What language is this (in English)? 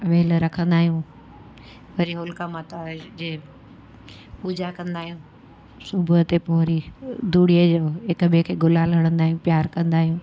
Sindhi